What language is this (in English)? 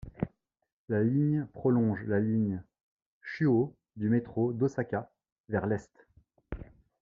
French